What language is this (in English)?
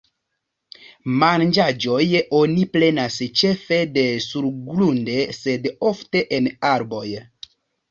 Esperanto